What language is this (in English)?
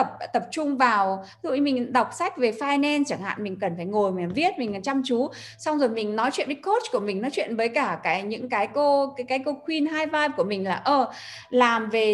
Vietnamese